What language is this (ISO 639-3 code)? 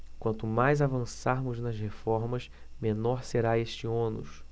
por